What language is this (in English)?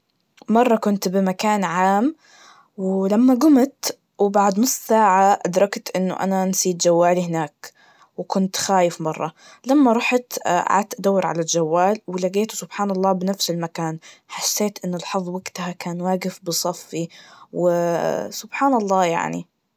Najdi Arabic